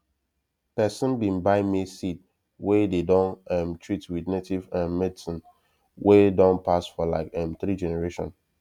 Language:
Nigerian Pidgin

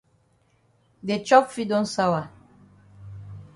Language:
Cameroon Pidgin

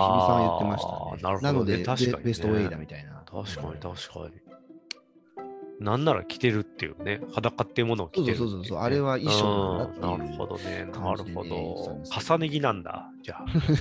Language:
Japanese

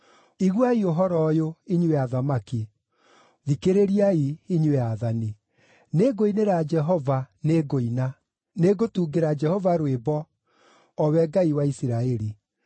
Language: Kikuyu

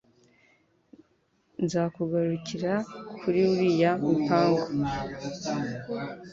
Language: Kinyarwanda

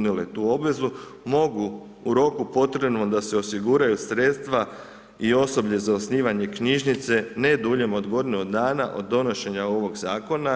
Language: Croatian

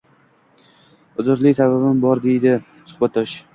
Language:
Uzbek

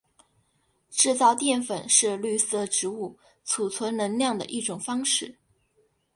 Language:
Chinese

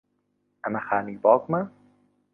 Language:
Central Kurdish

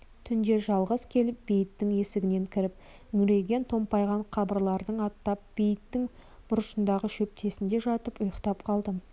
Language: Kazakh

